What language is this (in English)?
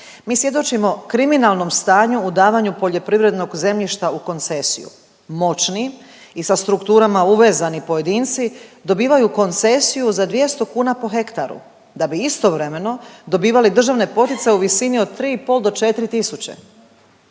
Croatian